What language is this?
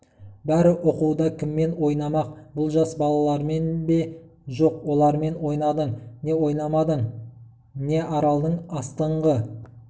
Kazakh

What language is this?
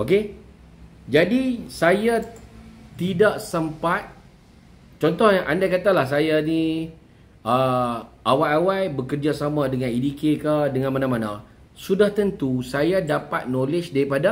Malay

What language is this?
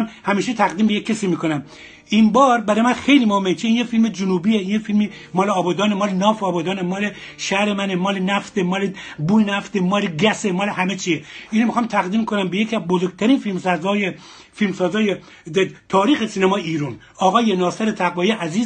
Persian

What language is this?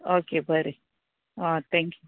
Konkani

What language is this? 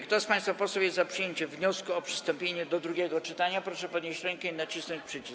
Polish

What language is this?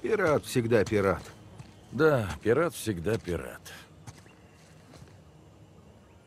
Russian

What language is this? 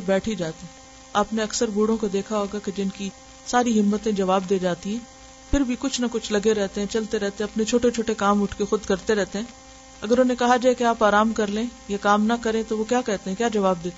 Urdu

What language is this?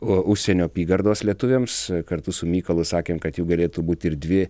Lithuanian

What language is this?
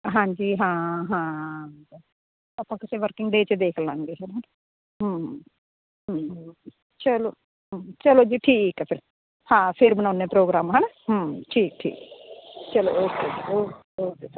Punjabi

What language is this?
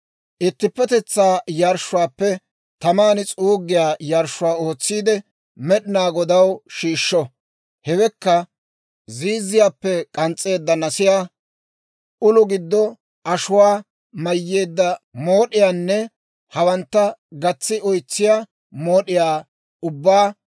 Dawro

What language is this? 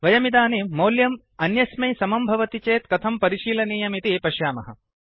Sanskrit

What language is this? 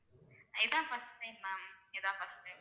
Tamil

